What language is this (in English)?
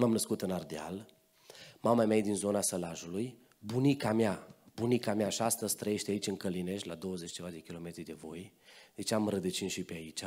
Romanian